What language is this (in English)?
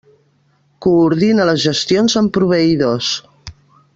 Catalan